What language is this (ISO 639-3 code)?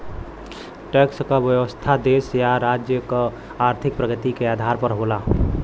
bho